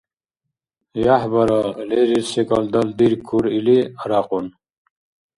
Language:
Dargwa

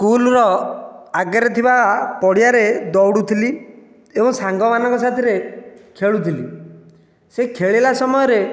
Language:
Odia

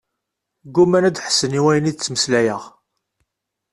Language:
Kabyle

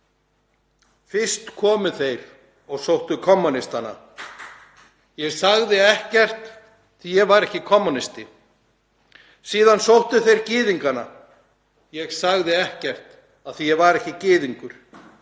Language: Icelandic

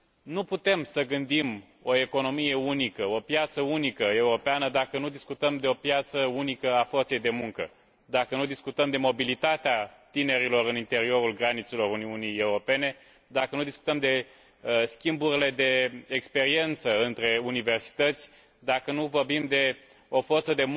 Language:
Romanian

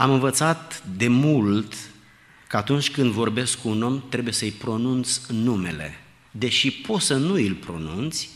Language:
Romanian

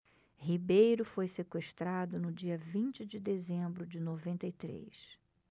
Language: Portuguese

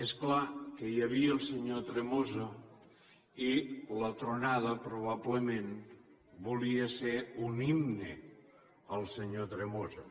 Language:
Catalan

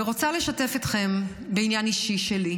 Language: Hebrew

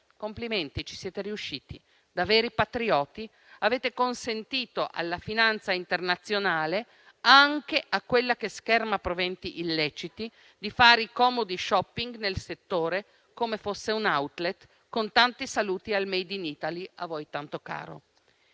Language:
Italian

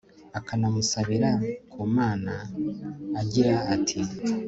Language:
Kinyarwanda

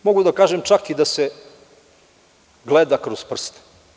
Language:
Serbian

